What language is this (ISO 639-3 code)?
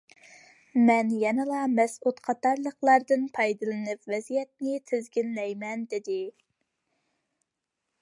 uig